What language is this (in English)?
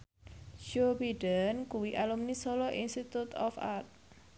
Javanese